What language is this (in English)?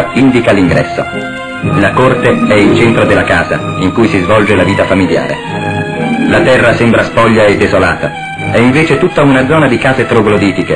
Italian